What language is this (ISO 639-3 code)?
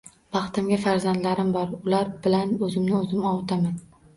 uzb